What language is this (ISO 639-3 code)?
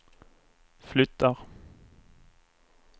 swe